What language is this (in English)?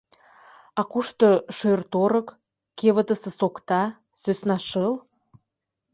Mari